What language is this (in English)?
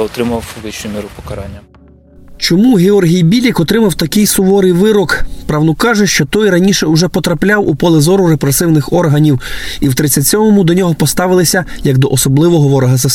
Ukrainian